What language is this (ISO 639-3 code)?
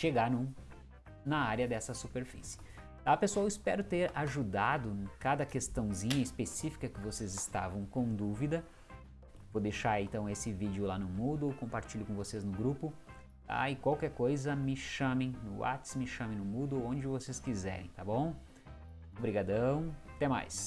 por